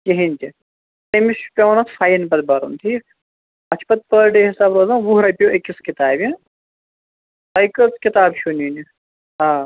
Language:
Kashmiri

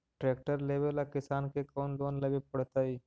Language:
Magahi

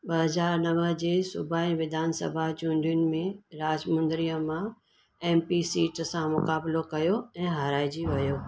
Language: Sindhi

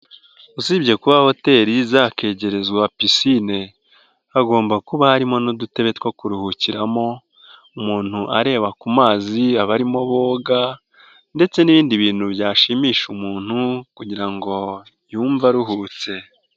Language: Kinyarwanda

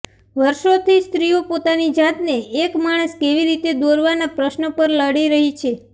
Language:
Gujarati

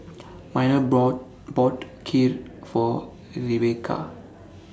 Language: English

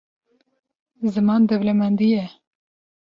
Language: Kurdish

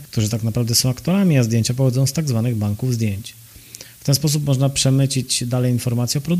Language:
Polish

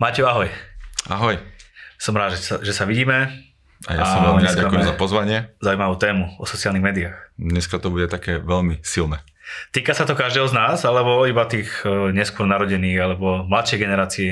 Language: Slovak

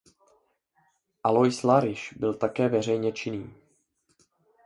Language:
Czech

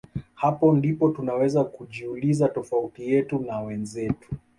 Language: Swahili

